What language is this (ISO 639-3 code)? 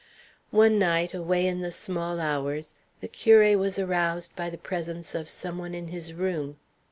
eng